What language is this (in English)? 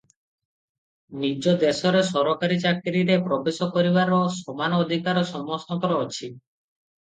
Odia